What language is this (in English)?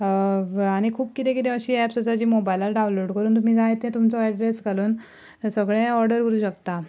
Konkani